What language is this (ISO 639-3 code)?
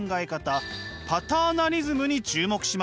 jpn